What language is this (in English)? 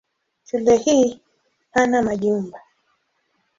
Swahili